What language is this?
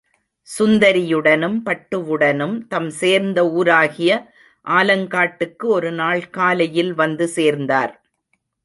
Tamil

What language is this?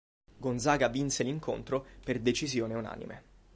Italian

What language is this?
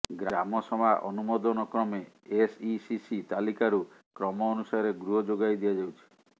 Odia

